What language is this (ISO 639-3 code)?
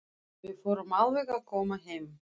isl